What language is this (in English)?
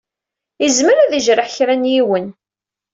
Kabyle